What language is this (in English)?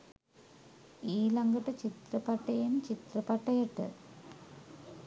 Sinhala